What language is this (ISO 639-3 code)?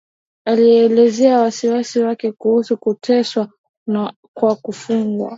swa